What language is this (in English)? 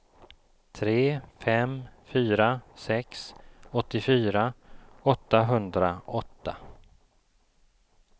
Swedish